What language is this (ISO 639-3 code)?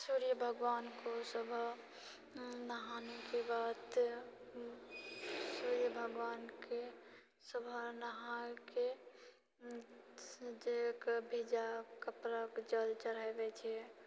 mai